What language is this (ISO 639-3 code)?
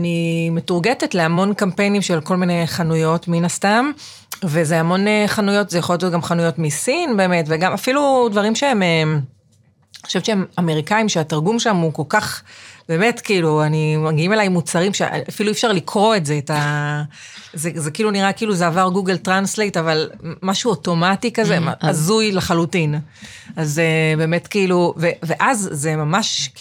heb